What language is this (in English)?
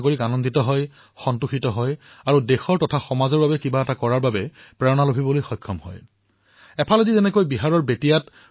Assamese